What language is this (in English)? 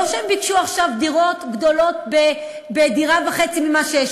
Hebrew